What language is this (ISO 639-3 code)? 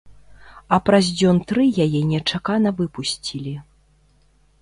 bel